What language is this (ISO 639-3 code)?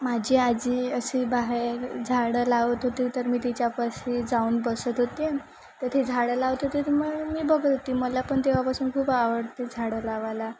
mar